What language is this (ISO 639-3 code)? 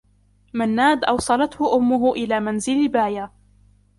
ara